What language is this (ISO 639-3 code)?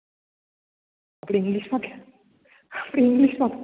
guj